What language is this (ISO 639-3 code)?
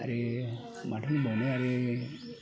brx